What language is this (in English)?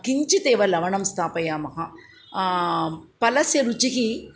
Sanskrit